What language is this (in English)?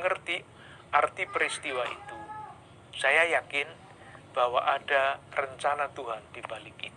Indonesian